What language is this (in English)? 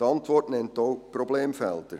Swiss German